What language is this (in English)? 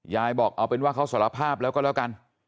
Thai